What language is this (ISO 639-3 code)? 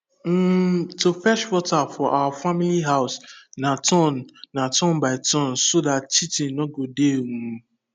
pcm